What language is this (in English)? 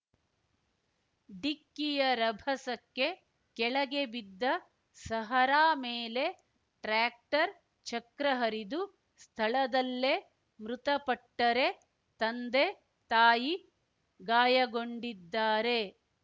Kannada